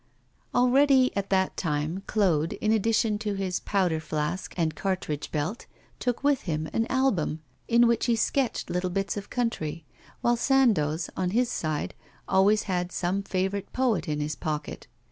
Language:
English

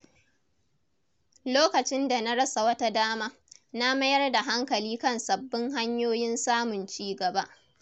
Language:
Hausa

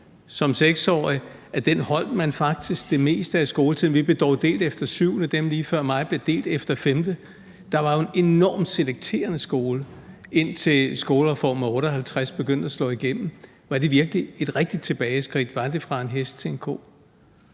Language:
Danish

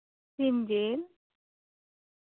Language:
Santali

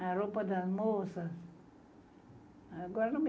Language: Portuguese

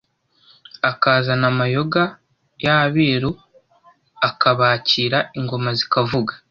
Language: Kinyarwanda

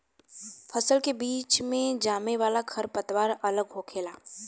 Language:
Bhojpuri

